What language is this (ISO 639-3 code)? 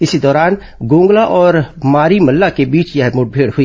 hin